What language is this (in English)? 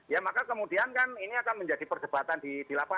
Indonesian